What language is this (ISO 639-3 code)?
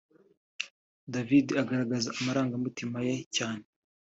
kin